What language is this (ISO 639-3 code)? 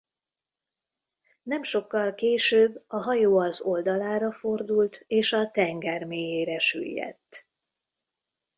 hun